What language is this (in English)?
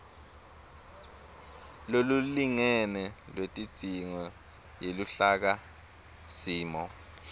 Swati